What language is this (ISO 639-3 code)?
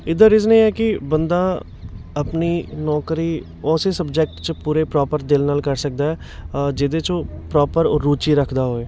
pan